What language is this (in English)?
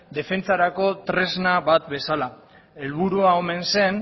Basque